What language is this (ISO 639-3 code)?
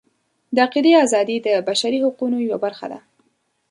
pus